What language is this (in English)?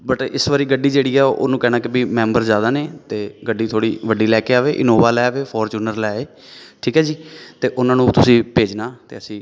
Punjabi